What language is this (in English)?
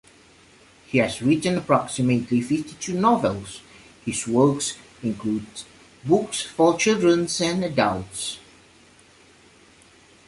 English